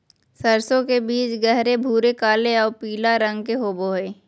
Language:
Magahi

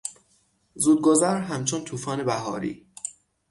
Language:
Persian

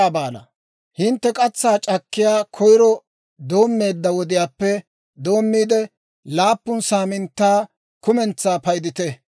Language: Dawro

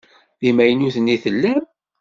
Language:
Kabyle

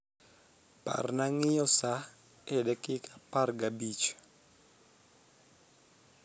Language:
Luo (Kenya and Tanzania)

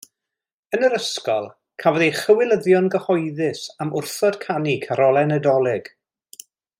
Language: Welsh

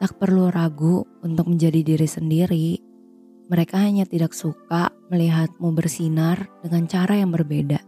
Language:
Indonesian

